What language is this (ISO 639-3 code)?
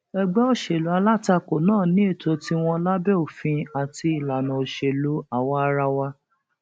yor